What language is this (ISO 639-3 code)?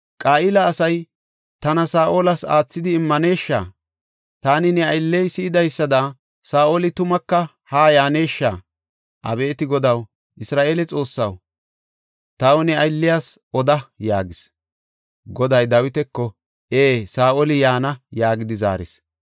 gof